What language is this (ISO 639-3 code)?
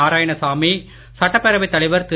tam